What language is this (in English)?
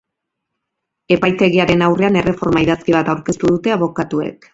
Basque